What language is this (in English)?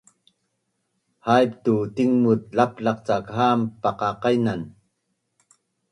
Bunun